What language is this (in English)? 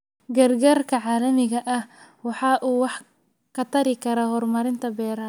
Somali